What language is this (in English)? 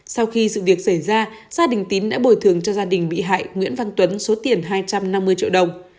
Vietnamese